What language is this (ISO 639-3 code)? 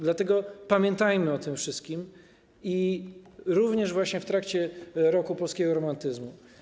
pol